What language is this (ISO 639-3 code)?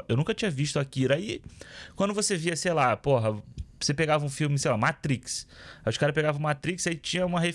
por